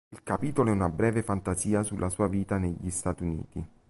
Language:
Italian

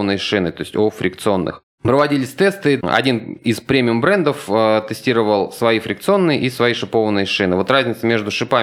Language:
Russian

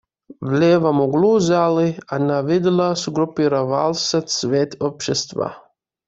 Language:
Russian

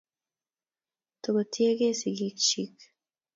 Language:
Kalenjin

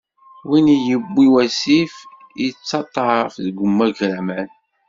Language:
Kabyle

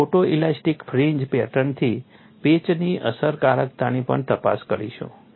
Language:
Gujarati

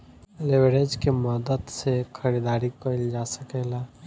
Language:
Bhojpuri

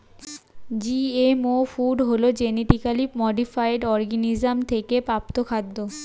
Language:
Bangla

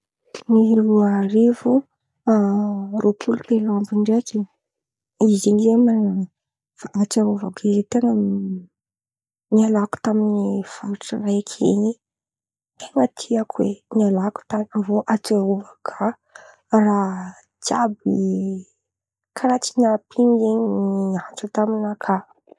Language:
Antankarana Malagasy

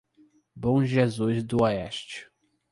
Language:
Portuguese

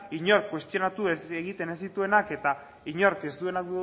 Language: Basque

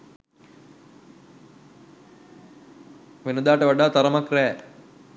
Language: Sinhala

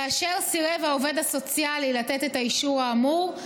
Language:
Hebrew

